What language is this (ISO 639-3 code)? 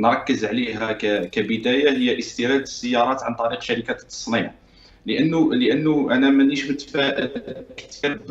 ara